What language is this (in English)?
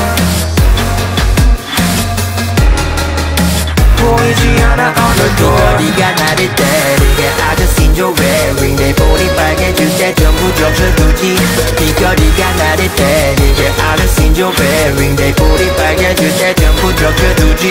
Korean